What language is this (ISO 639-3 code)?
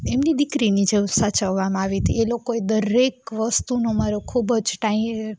guj